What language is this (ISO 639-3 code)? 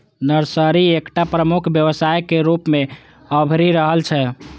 mai